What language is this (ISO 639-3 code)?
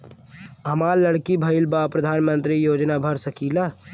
bho